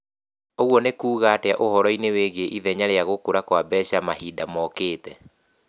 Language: Kikuyu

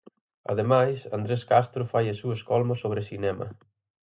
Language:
Galician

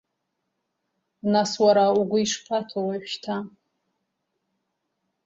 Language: Abkhazian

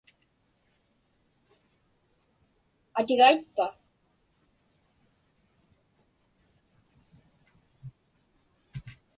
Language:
Inupiaq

